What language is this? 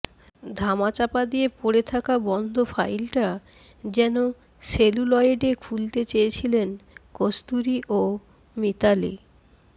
Bangla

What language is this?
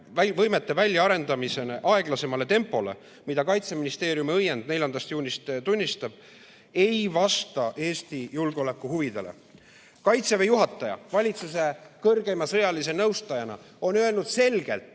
Estonian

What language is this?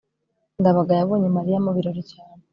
Kinyarwanda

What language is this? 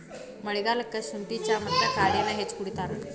Kannada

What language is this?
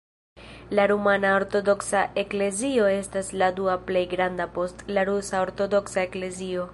Esperanto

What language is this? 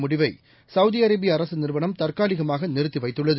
Tamil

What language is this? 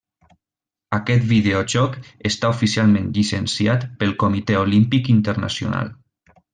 Catalan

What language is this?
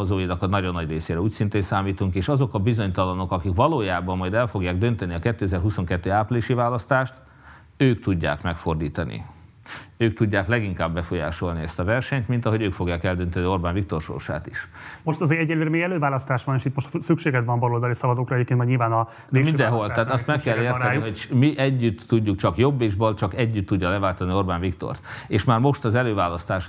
Hungarian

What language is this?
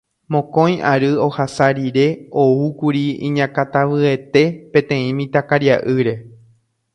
Guarani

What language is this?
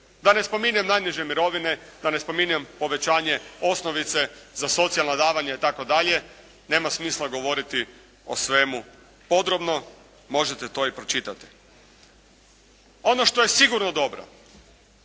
Croatian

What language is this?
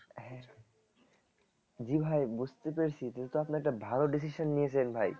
Bangla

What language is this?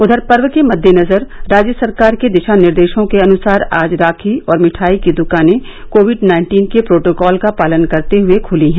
Hindi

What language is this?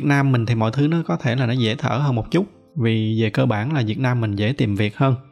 Vietnamese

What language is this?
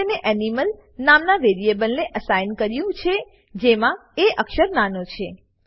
Gujarati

